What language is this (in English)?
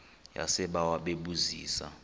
Xhosa